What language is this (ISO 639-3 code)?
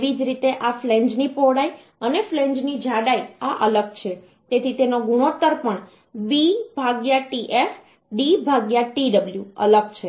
guj